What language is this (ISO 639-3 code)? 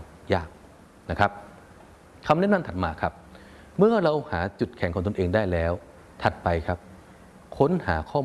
tha